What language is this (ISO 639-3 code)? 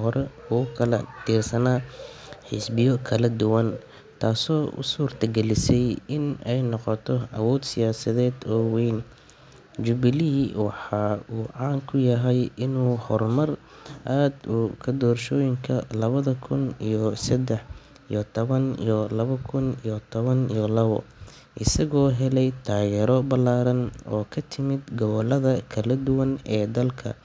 som